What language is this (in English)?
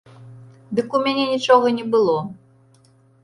Belarusian